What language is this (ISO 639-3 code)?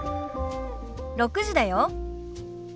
jpn